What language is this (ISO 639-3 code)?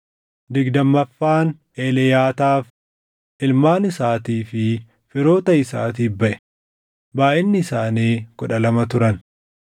orm